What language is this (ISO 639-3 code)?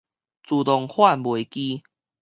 nan